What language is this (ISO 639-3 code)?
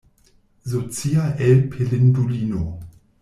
epo